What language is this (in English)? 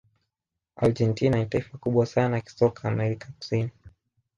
Swahili